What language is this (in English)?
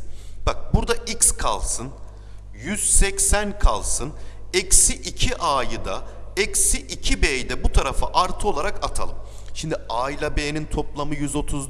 Turkish